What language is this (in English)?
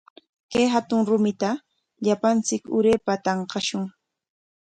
Corongo Ancash Quechua